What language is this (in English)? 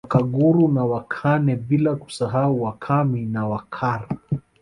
Swahili